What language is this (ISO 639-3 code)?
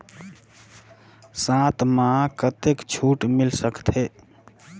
hne